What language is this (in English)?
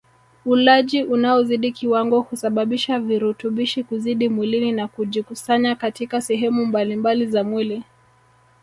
Swahili